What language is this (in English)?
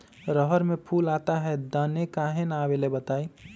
Magahi